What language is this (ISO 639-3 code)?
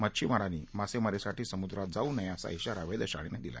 mar